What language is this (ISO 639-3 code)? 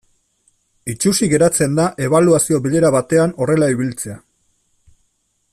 eus